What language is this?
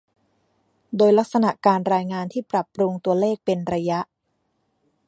Thai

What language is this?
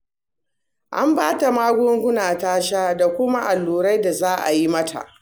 Hausa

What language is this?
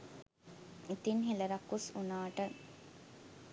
Sinhala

